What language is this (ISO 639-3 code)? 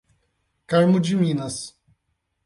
por